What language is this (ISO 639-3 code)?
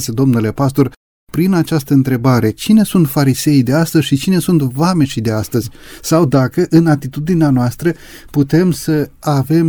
ron